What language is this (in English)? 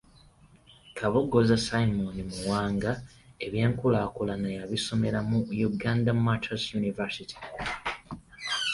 Ganda